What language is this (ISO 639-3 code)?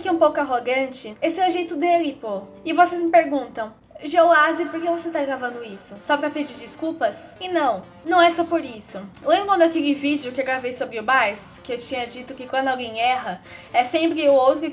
por